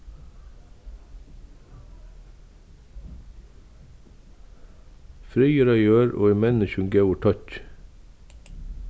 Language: Faroese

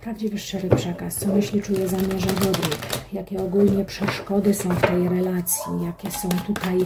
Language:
Polish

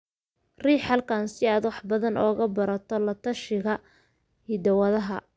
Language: Somali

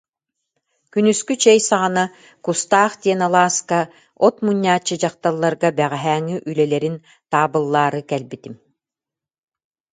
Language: Yakut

